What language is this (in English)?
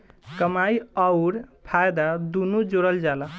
Bhojpuri